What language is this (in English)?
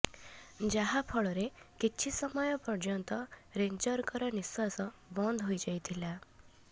Odia